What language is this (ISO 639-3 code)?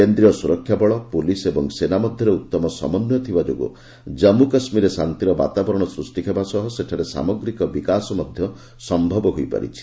ori